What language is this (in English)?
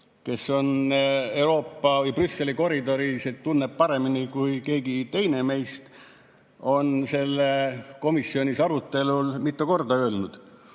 Estonian